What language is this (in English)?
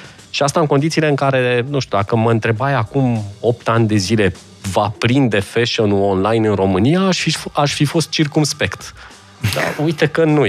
Romanian